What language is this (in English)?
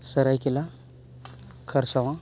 Santali